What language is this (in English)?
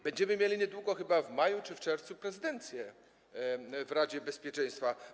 Polish